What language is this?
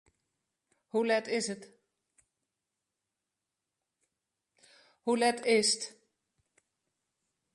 Western Frisian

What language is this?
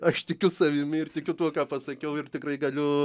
Lithuanian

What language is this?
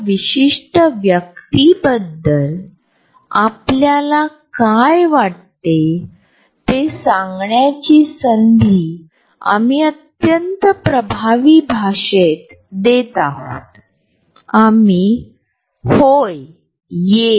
Marathi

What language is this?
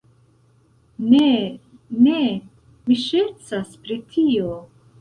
Esperanto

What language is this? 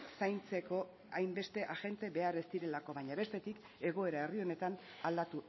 Basque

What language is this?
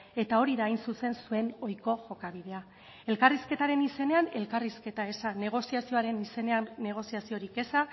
Basque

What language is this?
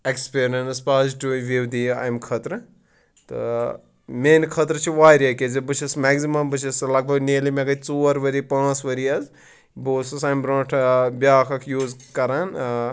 Kashmiri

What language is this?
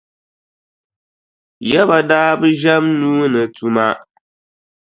Dagbani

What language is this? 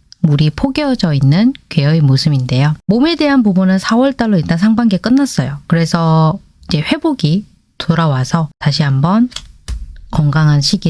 Korean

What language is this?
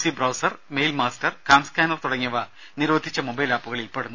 Malayalam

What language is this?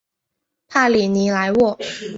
Chinese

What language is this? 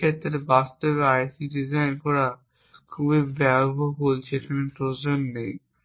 Bangla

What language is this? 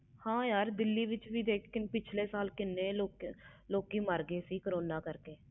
Punjabi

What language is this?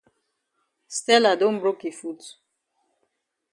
Cameroon Pidgin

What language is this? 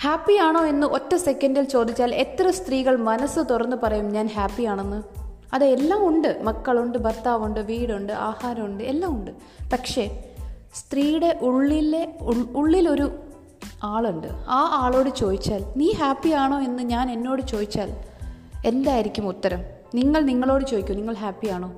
Malayalam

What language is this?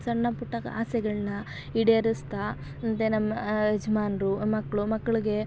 Kannada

